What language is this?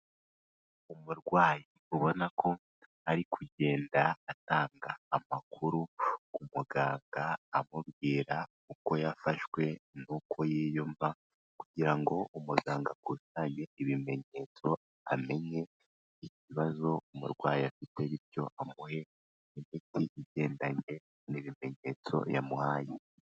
Kinyarwanda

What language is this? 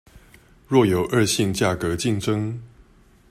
Chinese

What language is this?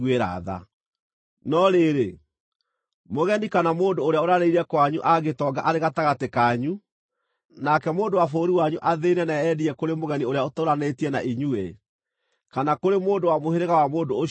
Kikuyu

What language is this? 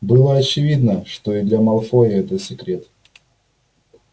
Russian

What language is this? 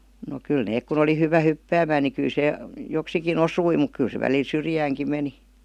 Finnish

